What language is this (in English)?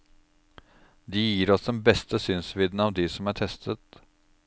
Norwegian